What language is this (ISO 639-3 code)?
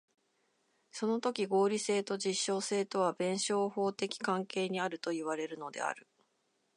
jpn